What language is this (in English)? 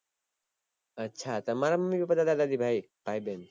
Gujarati